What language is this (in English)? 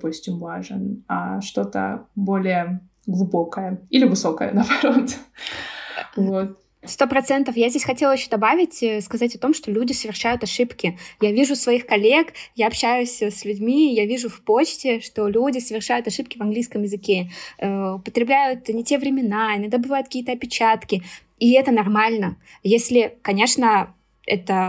Russian